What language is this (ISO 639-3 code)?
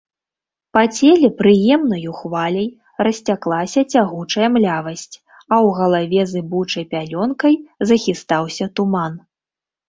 bel